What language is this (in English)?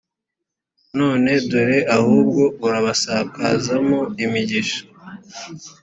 Kinyarwanda